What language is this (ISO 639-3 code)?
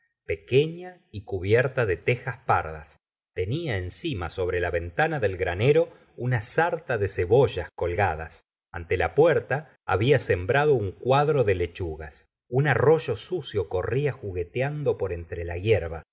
spa